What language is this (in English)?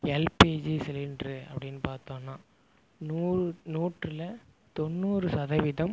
Tamil